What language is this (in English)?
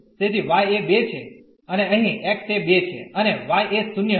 Gujarati